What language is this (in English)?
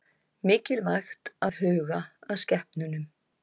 Icelandic